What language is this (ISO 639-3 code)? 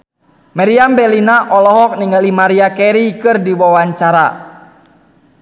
sun